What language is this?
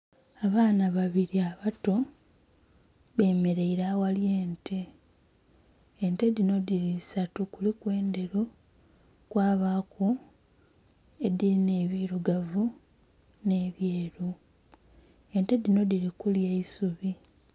Soga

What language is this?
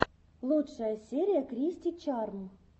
Russian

